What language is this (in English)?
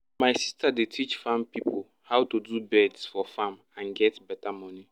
Nigerian Pidgin